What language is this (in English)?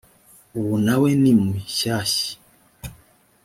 Kinyarwanda